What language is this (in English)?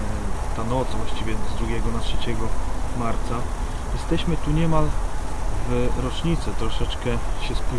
Polish